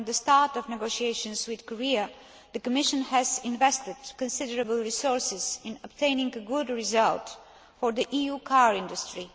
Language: English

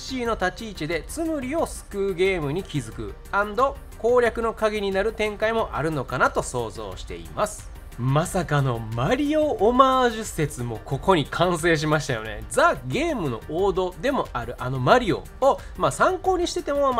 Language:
Japanese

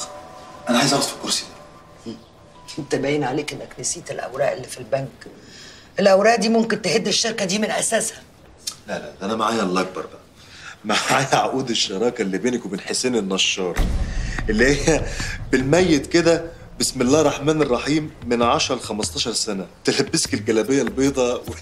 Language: Arabic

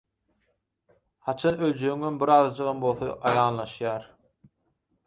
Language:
Turkmen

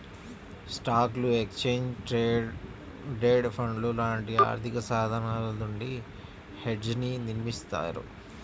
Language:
Telugu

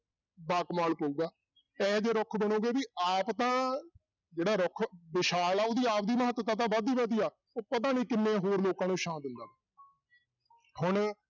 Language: Punjabi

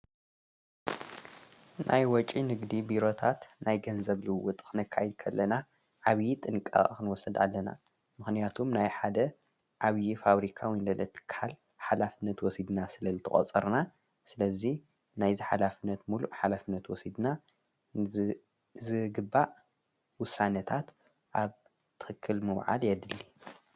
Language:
Tigrinya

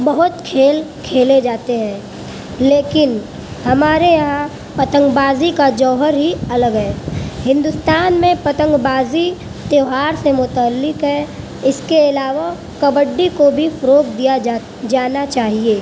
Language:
Urdu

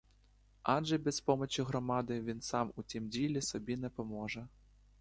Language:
Ukrainian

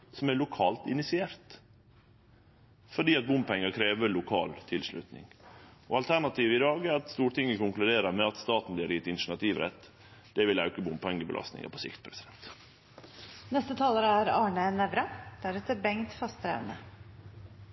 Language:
Norwegian Nynorsk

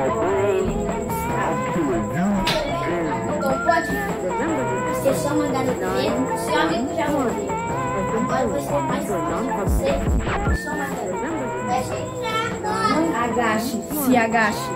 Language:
Portuguese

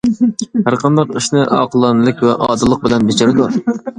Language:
Uyghur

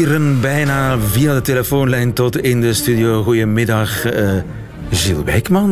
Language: Dutch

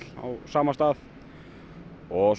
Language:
Icelandic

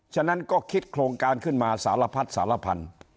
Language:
Thai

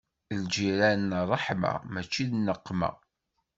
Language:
Kabyle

